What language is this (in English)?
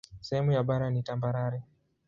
Swahili